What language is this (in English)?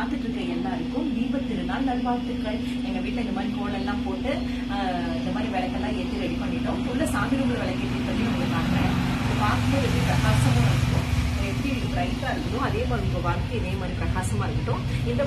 Romanian